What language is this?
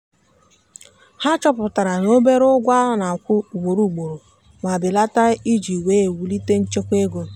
Igbo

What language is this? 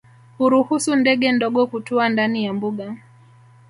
Swahili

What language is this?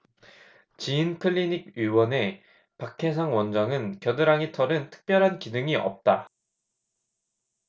Korean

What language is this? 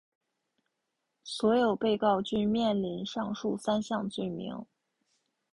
Chinese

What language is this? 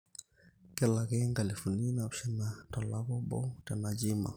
Masai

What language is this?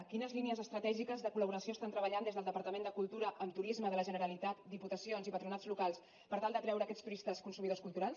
Catalan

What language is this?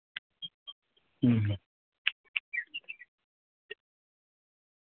Santali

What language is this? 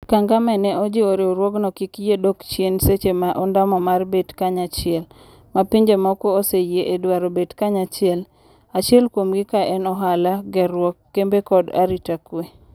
Luo (Kenya and Tanzania)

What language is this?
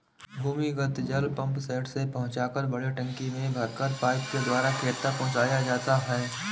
Hindi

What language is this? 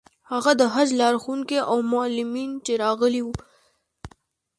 Pashto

